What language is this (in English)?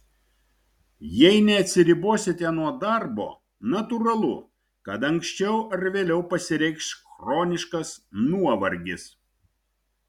Lithuanian